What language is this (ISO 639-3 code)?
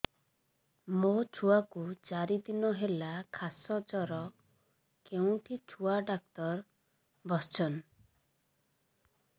ori